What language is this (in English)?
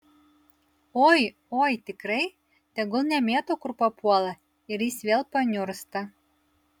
Lithuanian